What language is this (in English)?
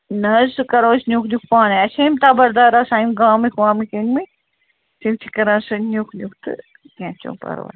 Kashmiri